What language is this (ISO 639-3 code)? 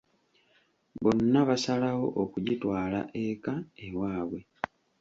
lug